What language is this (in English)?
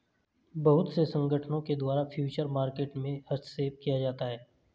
Hindi